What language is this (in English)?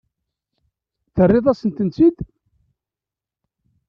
Kabyle